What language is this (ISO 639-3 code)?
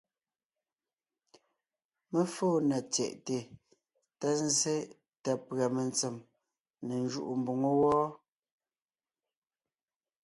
nnh